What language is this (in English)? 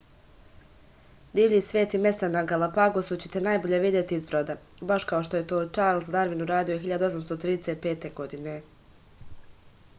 Serbian